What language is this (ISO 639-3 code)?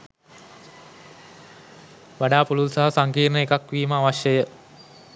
sin